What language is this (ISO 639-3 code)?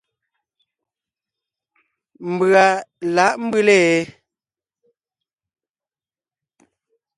nnh